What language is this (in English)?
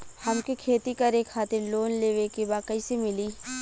Bhojpuri